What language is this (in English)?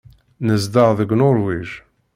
Kabyle